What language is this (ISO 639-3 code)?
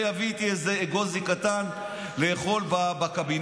heb